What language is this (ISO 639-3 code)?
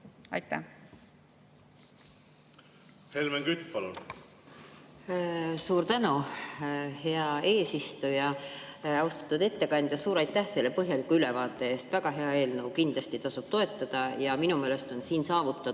est